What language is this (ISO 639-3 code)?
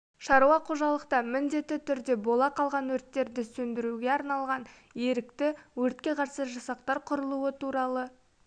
kaz